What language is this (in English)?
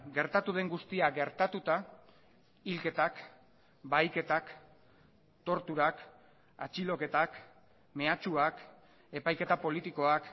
Basque